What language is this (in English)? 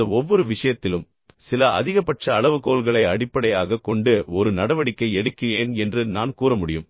Tamil